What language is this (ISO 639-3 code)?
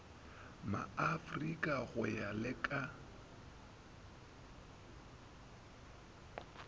nso